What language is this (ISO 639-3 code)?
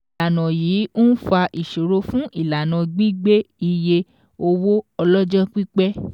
yor